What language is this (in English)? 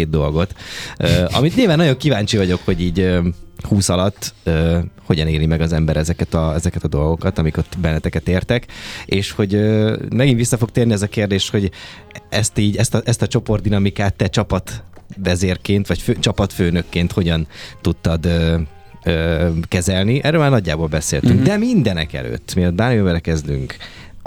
Hungarian